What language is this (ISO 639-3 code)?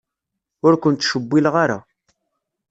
kab